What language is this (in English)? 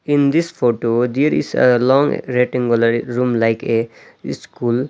English